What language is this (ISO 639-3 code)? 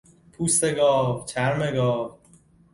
fas